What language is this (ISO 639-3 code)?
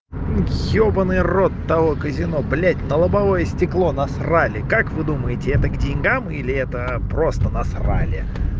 rus